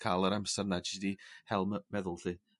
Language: Welsh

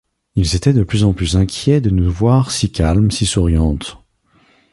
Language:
French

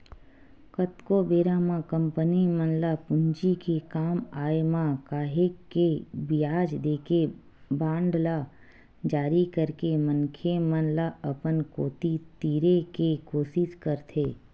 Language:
Chhattisgarhi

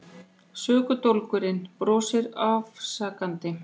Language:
Icelandic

